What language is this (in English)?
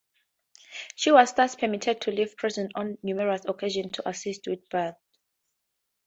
English